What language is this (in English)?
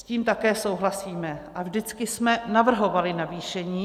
Czech